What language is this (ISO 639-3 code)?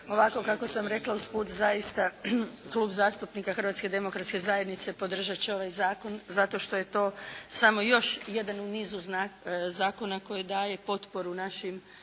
hrv